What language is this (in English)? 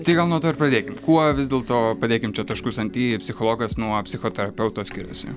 Lithuanian